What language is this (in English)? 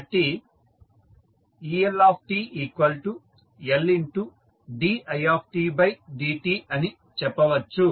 Telugu